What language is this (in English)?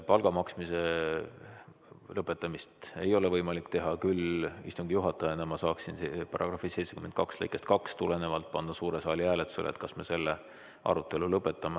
Estonian